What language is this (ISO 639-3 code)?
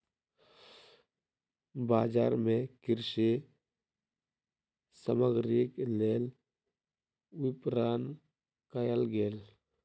mai